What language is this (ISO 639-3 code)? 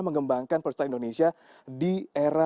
ind